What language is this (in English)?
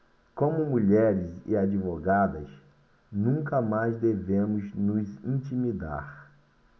Portuguese